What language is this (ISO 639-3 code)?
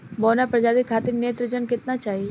bho